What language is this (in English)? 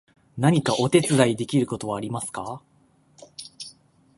Japanese